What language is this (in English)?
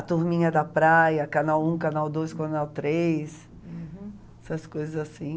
Portuguese